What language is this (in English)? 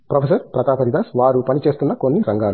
Telugu